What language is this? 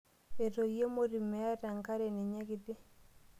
Masai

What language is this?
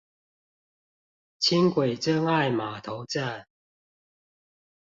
Chinese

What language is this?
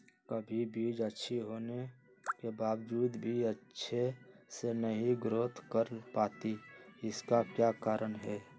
Magahi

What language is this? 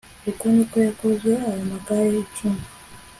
Kinyarwanda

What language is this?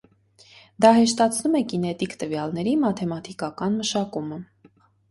Armenian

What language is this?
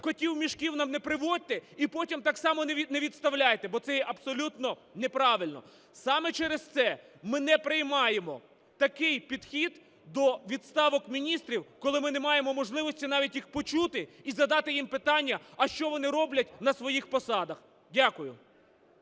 Ukrainian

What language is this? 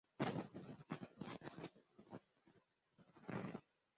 Kinyarwanda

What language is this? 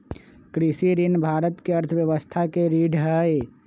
Magahi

